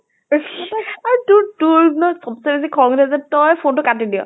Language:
Assamese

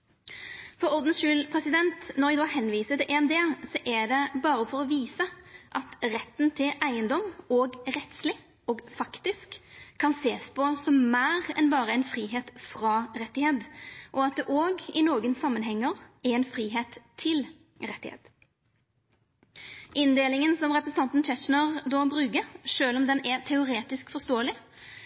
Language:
Norwegian Nynorsk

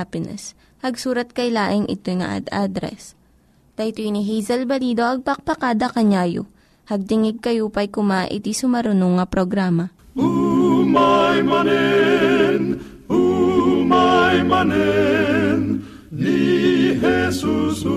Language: Filipino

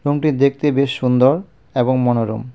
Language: Bangla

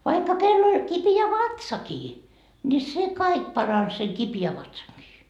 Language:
Finnish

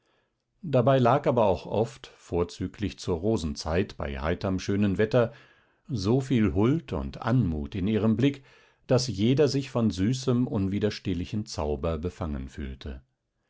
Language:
German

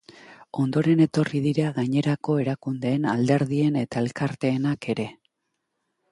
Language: Basque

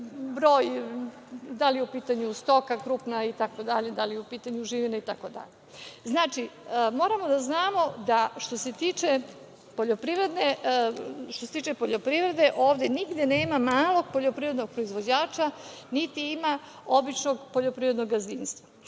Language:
Serbian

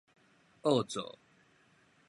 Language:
Min Nan Chinese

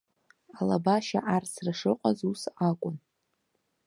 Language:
Abkhazian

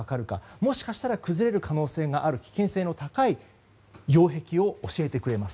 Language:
Japanese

